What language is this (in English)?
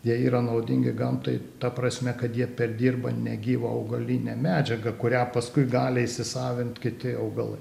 Lithuanian